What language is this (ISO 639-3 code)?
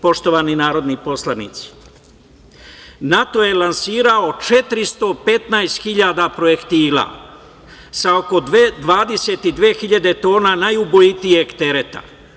srp